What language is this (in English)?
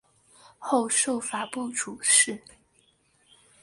Chinese